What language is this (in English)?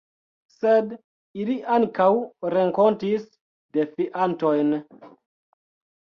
Esperanto